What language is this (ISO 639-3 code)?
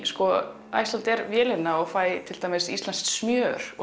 isl